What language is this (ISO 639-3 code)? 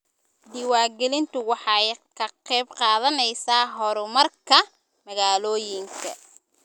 som